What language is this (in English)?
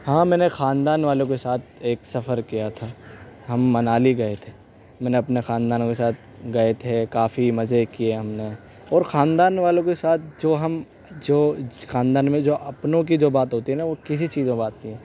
Urdu